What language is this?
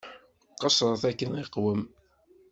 Kabyle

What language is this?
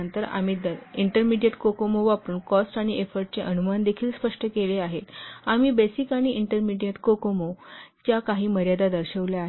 Marathi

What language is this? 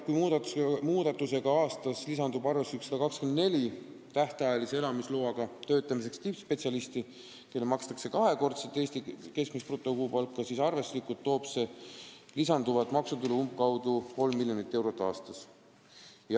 Estonian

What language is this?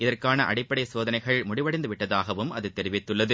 Tamil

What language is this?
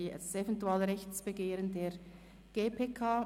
Swiss German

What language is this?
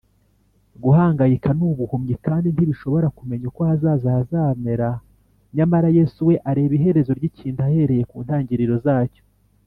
Kinyarwanda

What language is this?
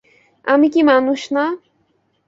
Bangla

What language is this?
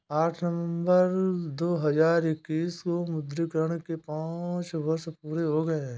Hindi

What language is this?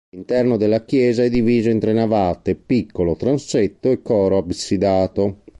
Italian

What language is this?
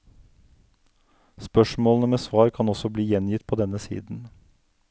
Norwegian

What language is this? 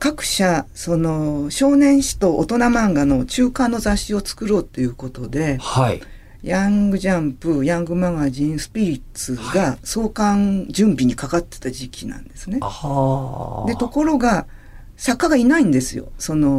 Japanese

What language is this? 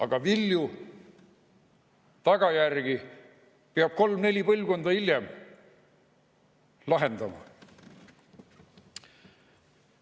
Estonian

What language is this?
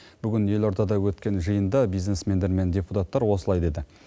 Kazakh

